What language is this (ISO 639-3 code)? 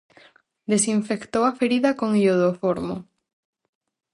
glg